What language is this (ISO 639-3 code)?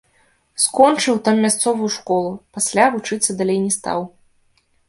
bel